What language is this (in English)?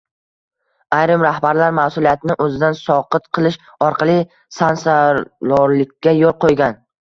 Uzbek